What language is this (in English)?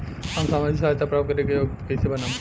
Bhojpuri